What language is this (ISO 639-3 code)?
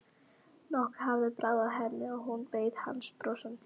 isl